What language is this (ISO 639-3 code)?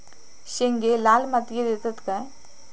mar